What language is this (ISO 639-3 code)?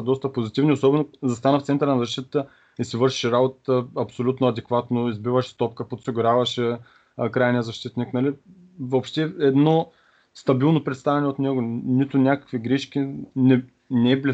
bul